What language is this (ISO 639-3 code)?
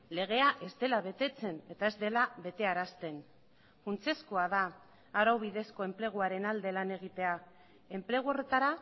eus